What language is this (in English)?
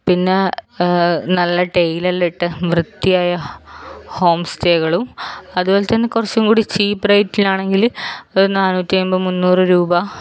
Malayalam